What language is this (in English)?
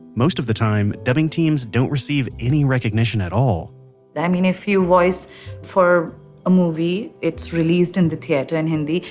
English